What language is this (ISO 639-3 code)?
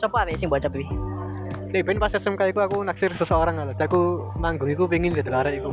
ind